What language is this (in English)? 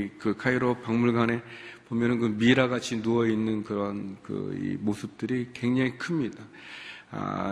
Korean